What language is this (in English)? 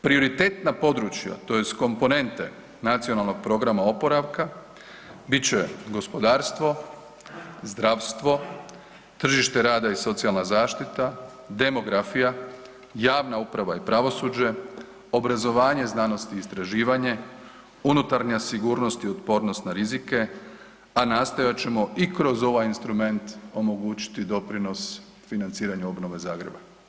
Croatian